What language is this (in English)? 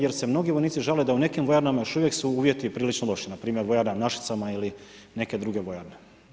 Croatian